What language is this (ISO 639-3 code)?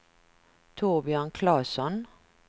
swe